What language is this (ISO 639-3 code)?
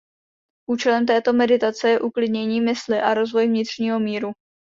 ces